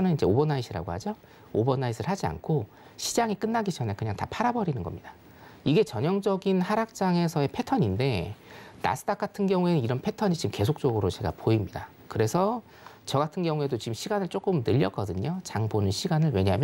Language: Korean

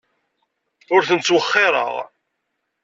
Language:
Kabyle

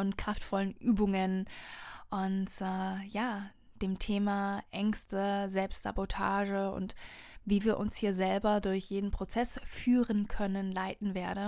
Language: German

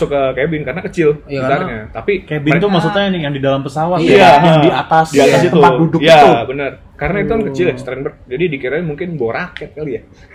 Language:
Indonesian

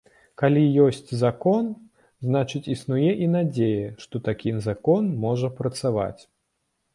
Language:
Belarusian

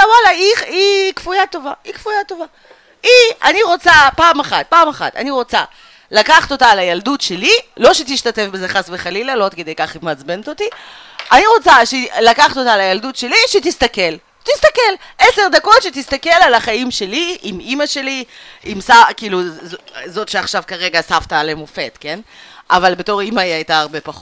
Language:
Hebrew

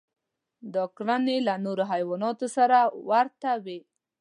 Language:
Pashto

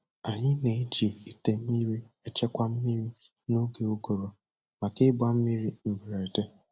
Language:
Igbo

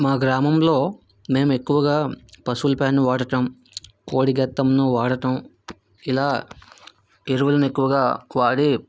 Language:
Telugu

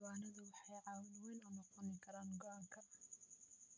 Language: Somali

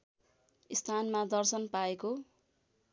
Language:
Nepali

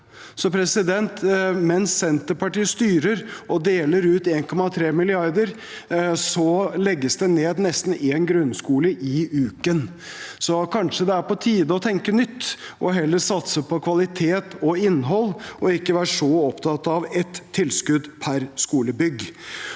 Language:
Norwegian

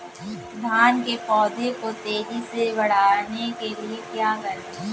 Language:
Hindi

